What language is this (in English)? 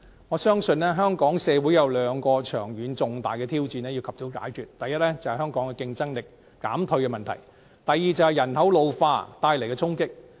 Cantonese